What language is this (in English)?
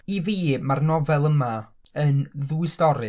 Welsh